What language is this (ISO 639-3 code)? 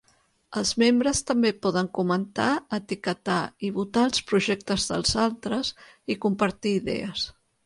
cat